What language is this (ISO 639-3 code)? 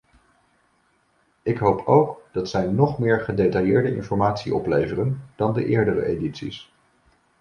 nld